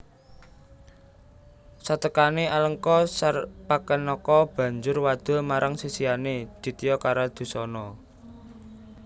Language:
Javanese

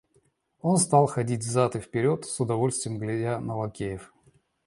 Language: Russian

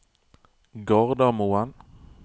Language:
Norwegian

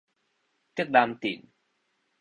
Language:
Min Nan Chinese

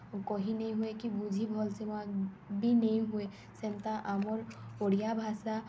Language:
Odia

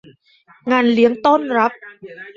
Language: Thai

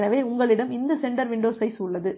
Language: Tamil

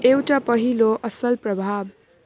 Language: Nepali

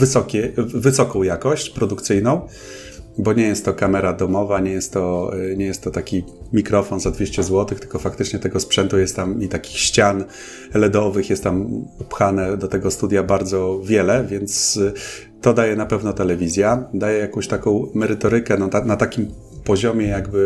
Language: Polish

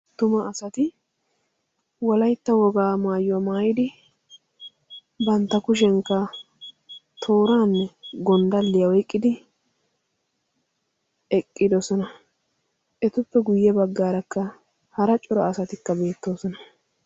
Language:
Wolaytta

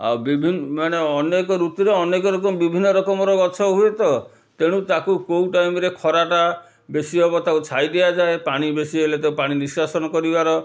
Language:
Odia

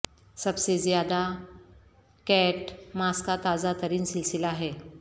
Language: Urdu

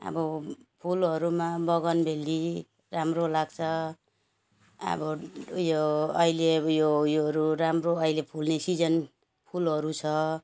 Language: Nepali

